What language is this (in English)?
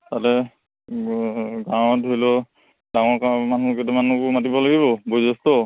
Assamese